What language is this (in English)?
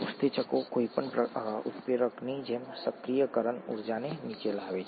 Gujarati